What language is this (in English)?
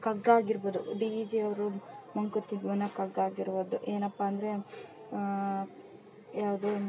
Kannada